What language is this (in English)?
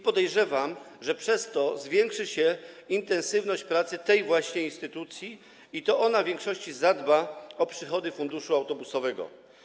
Polish